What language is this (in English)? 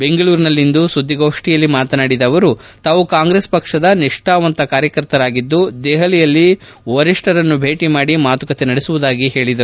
Kannada